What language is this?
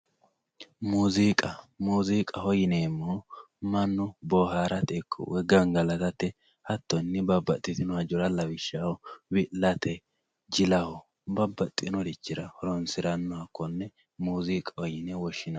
Sidamo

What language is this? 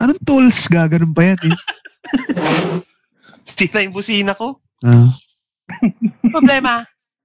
Filipino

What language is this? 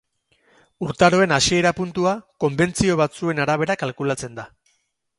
Basque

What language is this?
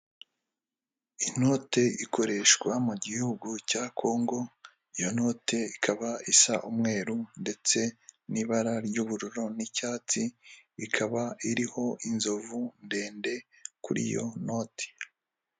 Kinyarwanda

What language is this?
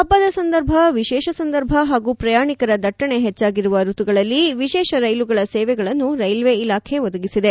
Kannada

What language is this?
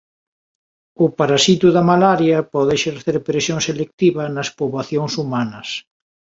Galician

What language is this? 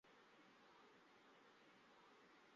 Chinese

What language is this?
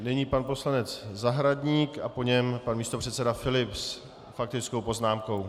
Czech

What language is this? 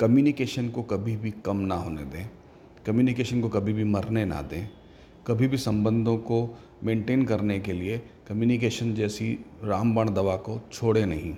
Hindi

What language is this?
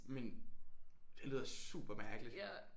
Danish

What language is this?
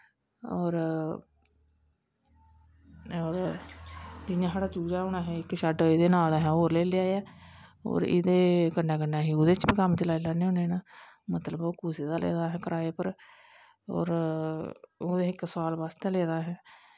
Dogri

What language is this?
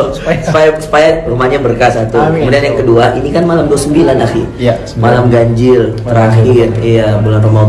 Indonesian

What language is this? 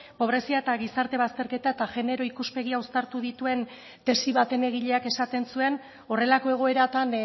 Basque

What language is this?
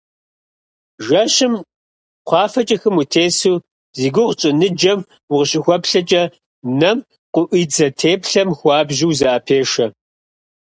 Kabardian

